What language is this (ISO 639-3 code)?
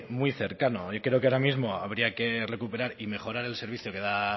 spa